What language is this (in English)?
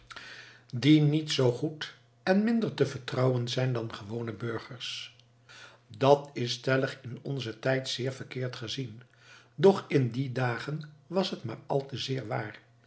Dutch